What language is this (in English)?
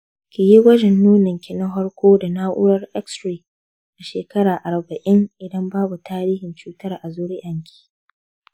Hausa